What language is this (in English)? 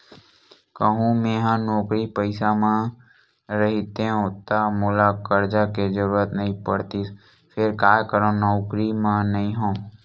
Chhattisgarhi